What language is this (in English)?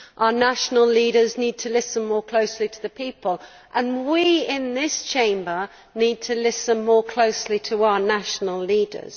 English